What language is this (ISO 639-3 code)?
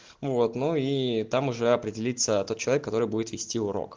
rus